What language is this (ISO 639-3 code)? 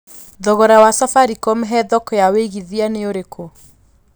kik